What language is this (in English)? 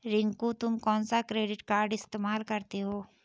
Hindi